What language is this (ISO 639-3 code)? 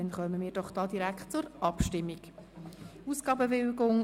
gsw